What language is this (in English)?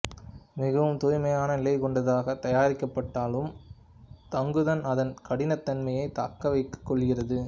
Tamil